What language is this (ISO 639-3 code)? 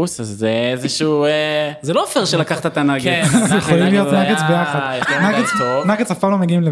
heb